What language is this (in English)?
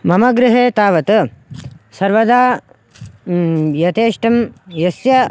Sanskrit